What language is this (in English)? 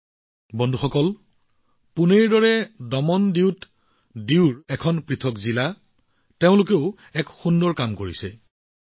Assamese